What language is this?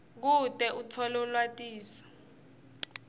Swati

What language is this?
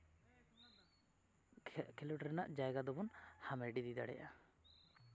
Santali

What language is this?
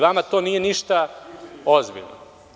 Serbian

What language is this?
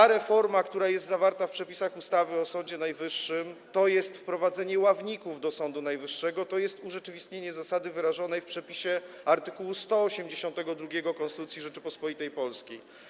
Polish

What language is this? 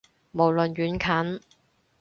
Cantonese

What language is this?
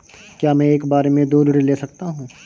Hindi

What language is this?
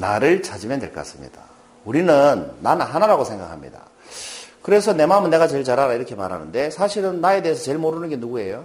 Korean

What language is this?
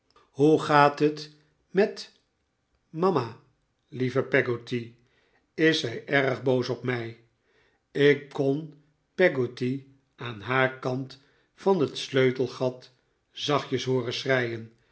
Dutch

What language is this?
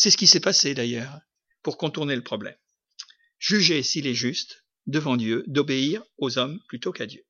French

